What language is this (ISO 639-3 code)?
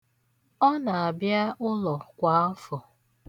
ibo